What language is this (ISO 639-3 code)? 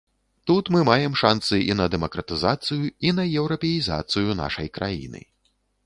bel